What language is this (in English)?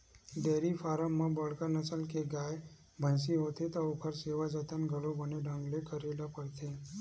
Chhattisgarhi